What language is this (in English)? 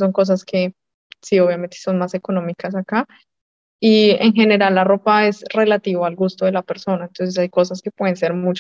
Spanish